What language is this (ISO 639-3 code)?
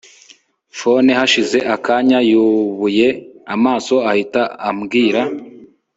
kin